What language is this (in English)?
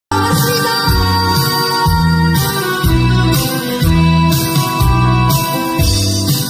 Indonesian